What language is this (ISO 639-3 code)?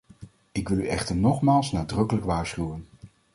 nld